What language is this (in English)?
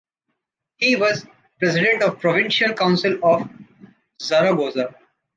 English